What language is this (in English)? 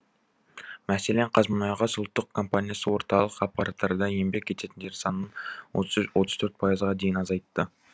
Kazakh